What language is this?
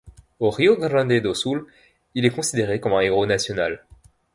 French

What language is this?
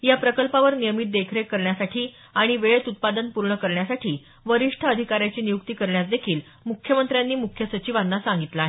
Marathi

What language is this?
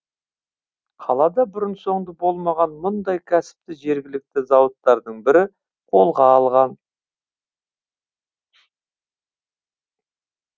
Kazakh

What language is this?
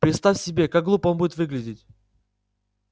Russian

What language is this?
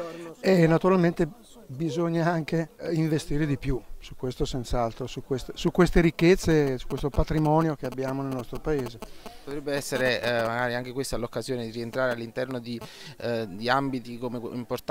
Italian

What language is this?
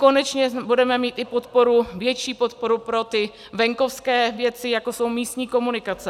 Czech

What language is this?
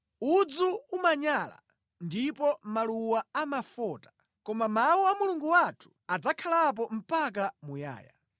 Nyanja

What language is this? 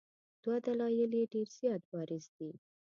Pashto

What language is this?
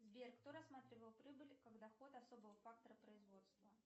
Russian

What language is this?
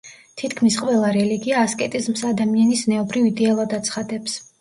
Georgian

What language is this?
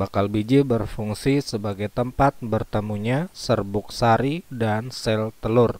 Indonesian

